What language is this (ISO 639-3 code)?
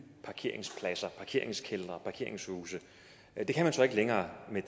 dan